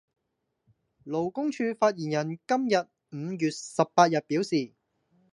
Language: Cantonese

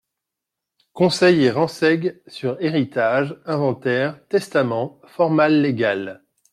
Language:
French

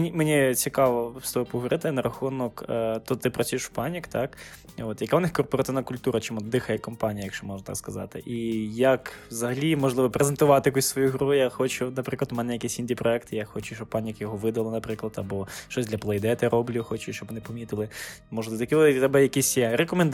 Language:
Ukrainian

